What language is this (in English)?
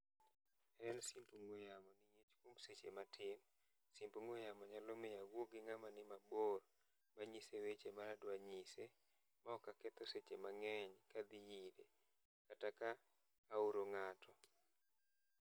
Luo (Kenya and Tanzania)